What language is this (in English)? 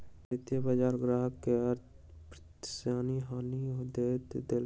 Maithili